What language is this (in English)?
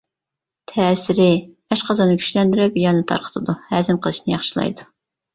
Uyghur